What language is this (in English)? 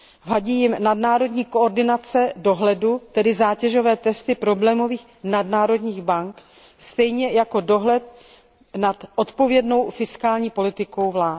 Czech